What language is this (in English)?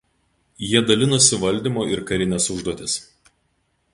Lithuanian